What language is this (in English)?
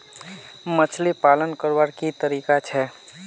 Magahi